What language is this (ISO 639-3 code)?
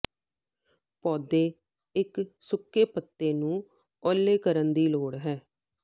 pan